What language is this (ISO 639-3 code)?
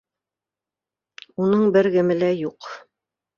bak